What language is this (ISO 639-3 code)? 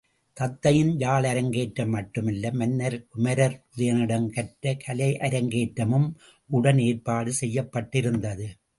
tam